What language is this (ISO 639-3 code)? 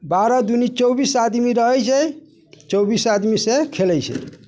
mai